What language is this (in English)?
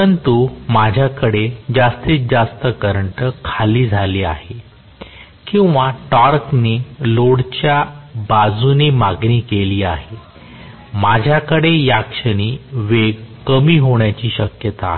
Marathi